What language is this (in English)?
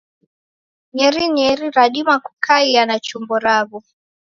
Taita